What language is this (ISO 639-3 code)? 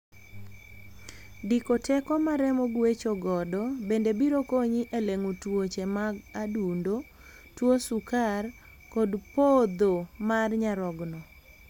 luo